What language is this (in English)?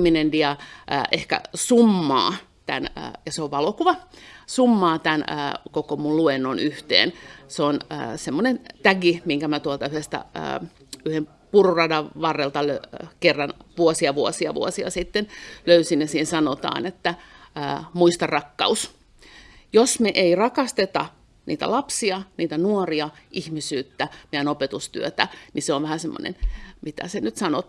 Finnish